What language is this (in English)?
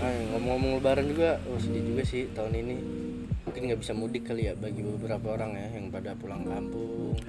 Indonesian